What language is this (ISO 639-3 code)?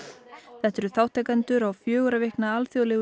isl